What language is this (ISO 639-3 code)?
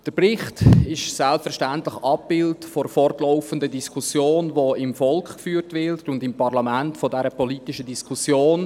gsw